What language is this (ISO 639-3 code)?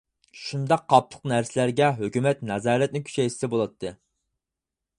uig